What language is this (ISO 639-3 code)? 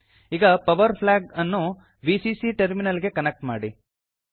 kan